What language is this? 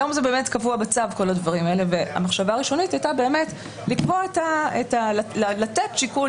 Hebrew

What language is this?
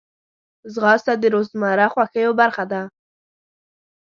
Pashto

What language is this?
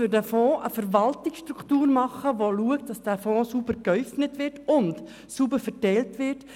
Swiss German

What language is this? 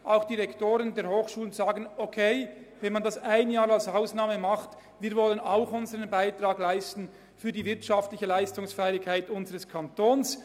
Swiss German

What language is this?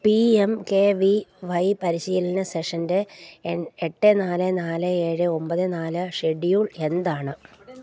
Malayalam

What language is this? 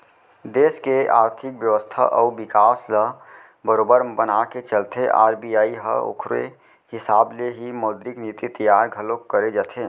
Chhattisgarhi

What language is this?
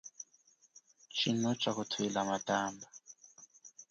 Chokwe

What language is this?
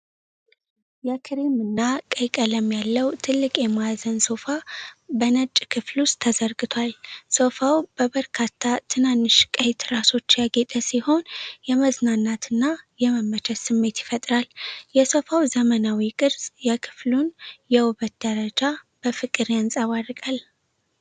Amharic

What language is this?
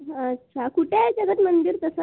Marathi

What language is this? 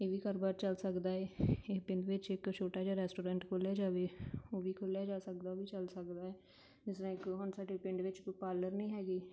Punjabi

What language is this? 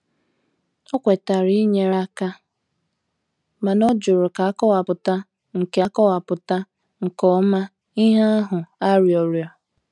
Igbo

